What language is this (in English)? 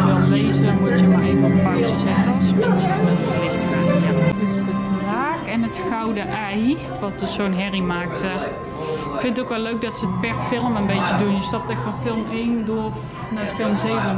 Dutch